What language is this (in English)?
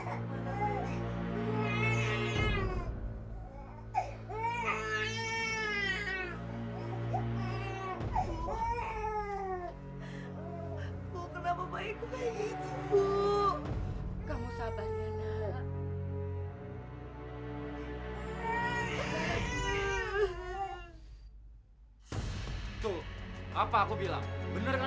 Indonesian